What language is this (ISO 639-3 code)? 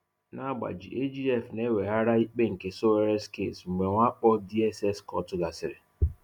ibo